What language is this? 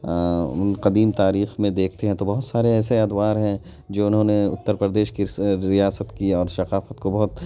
Urdu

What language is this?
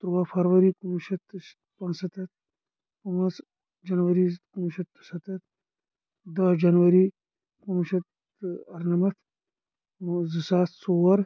Kashmiri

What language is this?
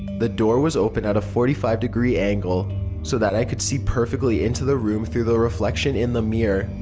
English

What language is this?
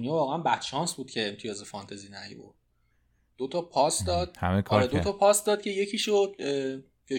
Persian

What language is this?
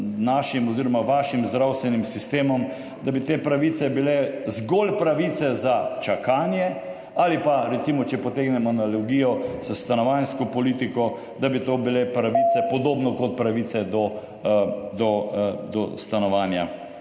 Slovenian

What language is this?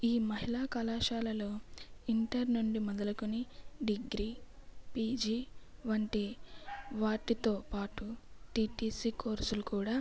Telugu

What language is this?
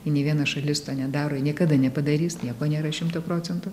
Lithuanian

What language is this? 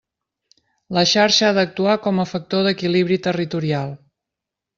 Catalan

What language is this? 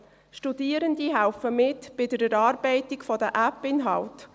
Swiss German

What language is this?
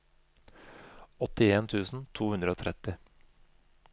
Norwegian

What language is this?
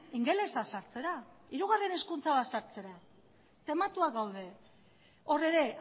Basque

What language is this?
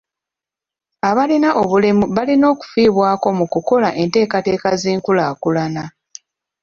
Ganda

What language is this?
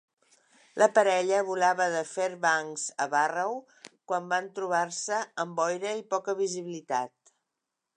Catalan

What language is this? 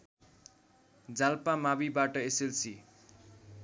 Nepali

